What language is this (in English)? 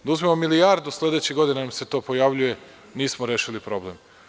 Serbian